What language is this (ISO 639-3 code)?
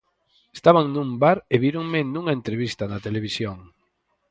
glg